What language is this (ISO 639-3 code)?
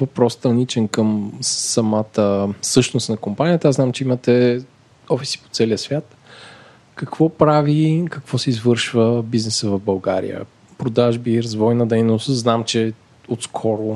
bul